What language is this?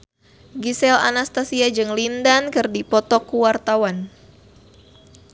Sundanese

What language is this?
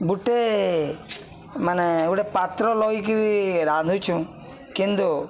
Odia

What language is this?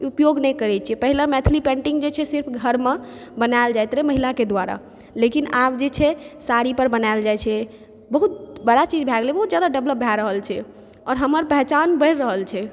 Maithili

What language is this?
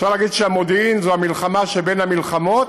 Hebrew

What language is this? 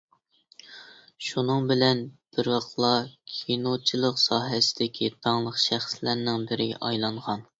Uyghur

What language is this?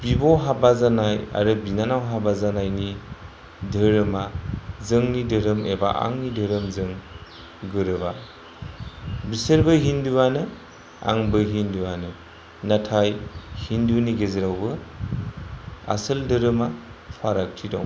Bodo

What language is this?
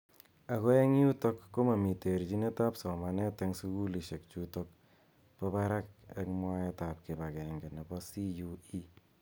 Kalenjin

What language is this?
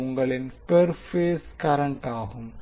Tamil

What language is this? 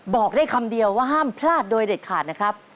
Thai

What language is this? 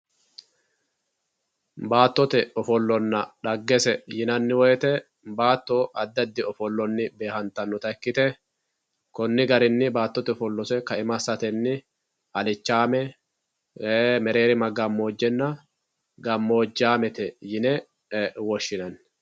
Sidamo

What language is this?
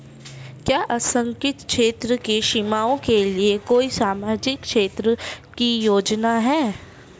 Hindi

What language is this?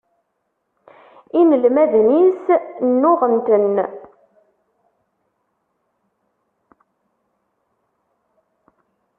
Kabyle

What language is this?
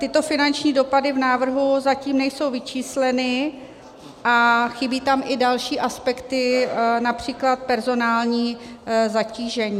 Czech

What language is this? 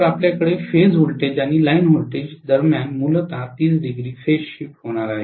Marathi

